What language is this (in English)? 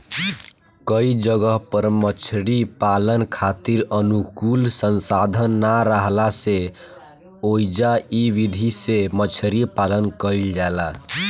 Bhojpuri